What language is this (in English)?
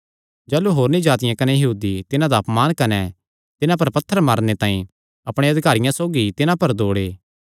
Kangri